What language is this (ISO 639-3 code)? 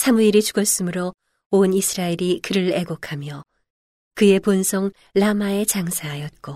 kor